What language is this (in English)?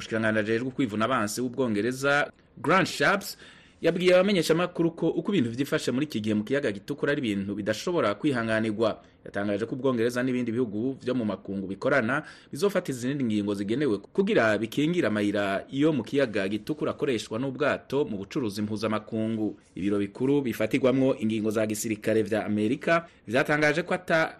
Swahili